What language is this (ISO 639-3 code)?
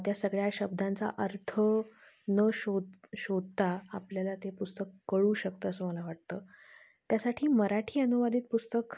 mar